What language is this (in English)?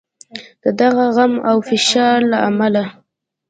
Pashto